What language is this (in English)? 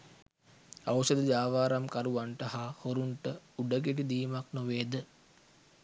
Sinhala